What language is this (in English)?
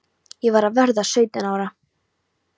Icelandic